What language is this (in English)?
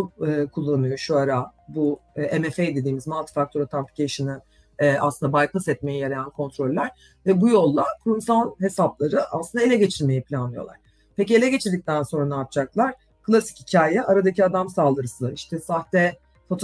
Turkish